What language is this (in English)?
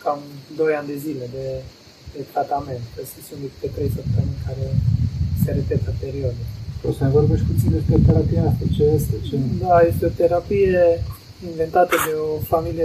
Romanian